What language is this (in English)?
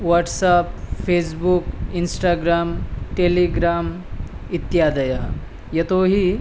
Sanskrit